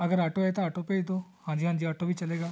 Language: Punjabi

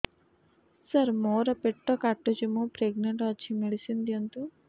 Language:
Odia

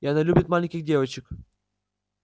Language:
Russian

